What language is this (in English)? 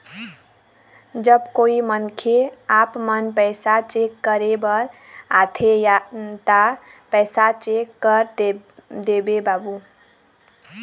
Chhattisgarhi